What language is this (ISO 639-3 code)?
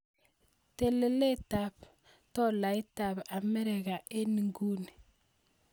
kln